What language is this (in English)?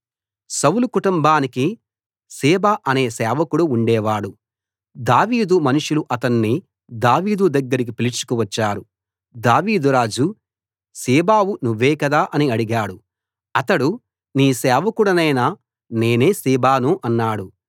Telugu